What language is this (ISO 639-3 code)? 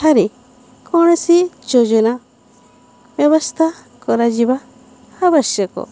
ori